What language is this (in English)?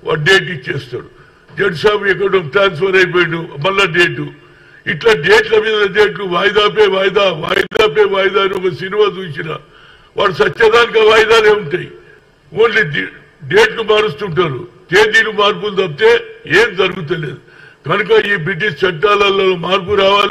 Telugu